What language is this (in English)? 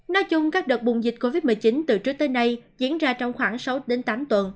Vietnamese